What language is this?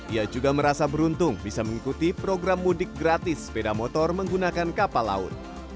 Indonesian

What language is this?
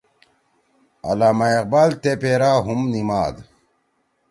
Torwali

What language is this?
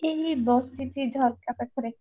Odia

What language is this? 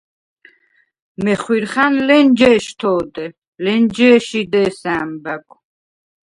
Svan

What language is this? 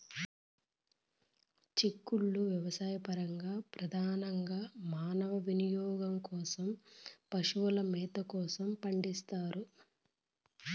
Telugu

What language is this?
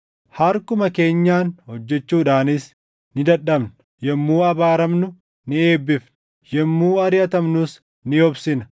Oromo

